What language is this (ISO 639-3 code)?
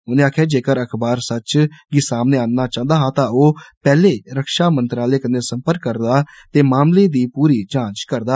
doi